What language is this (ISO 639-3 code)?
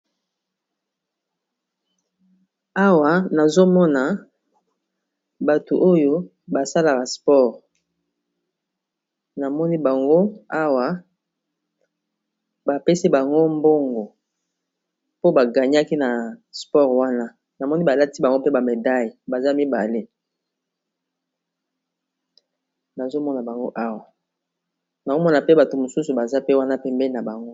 lin